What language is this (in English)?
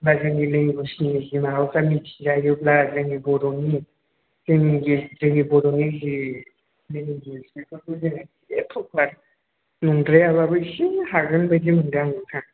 Bodo